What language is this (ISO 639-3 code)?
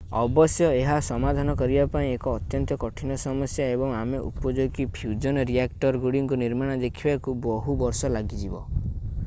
ori